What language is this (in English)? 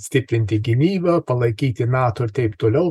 Lithuanian